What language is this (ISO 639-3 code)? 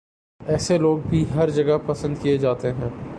urd